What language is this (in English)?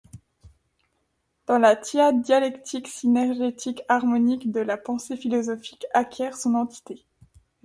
French